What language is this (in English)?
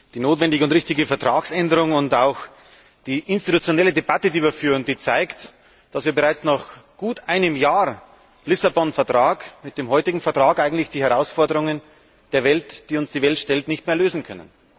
German